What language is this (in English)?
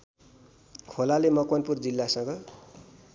Nepali